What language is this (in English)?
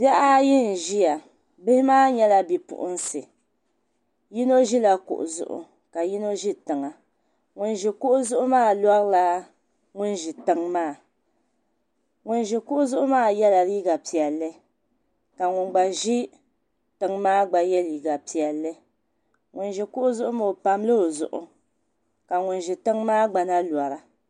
Dagbani